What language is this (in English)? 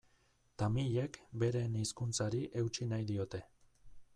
Basque